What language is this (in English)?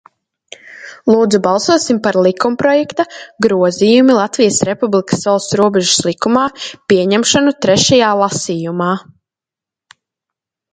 Latvian